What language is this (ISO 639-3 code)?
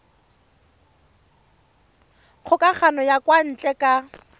tsn